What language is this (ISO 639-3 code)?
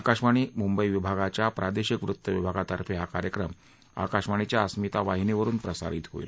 mar